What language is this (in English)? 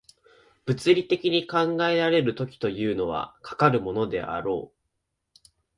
Japanese